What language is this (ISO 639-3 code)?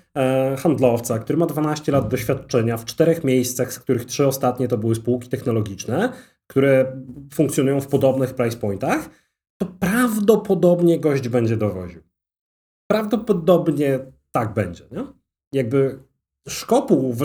pol